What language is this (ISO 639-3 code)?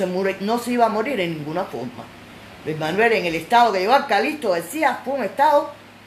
spa